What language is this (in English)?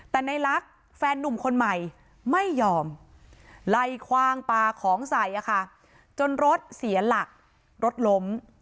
Thai